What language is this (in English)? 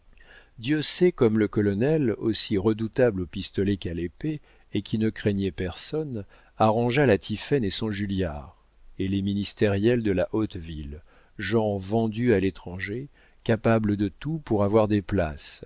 French